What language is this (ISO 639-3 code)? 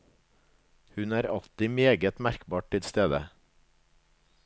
nor